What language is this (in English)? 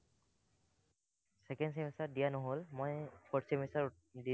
Assamese